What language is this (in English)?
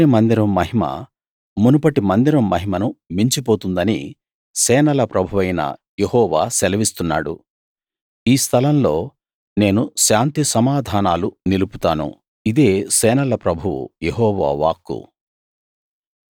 Telugu